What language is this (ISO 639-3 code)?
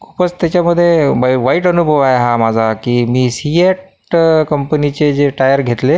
mar